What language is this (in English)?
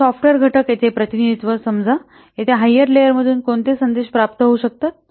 Marathi